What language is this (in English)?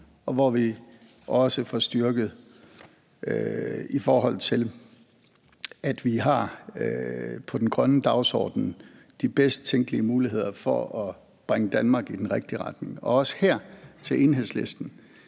Danish